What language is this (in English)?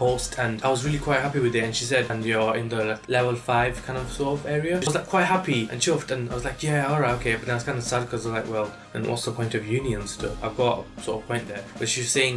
English